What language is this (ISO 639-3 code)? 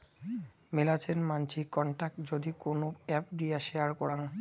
ben